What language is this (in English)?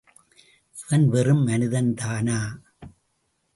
Tamil